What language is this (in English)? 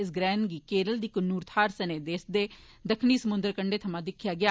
Dogri